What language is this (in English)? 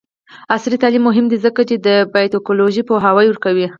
Pashto